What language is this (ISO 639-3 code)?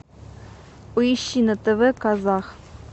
rus